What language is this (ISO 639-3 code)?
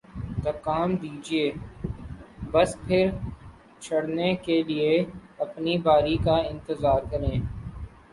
urd